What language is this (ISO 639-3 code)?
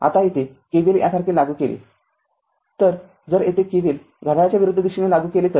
mar